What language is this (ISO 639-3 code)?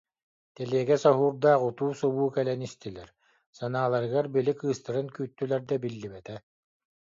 sah